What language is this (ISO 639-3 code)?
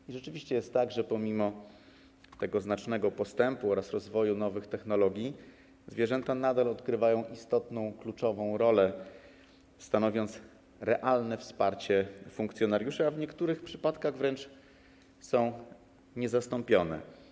pol